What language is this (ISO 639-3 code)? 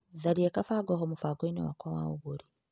kik